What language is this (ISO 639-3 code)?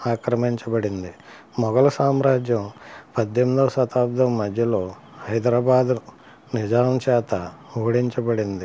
tel